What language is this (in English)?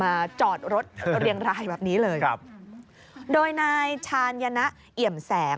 Thai